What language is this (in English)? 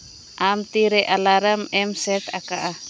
Santali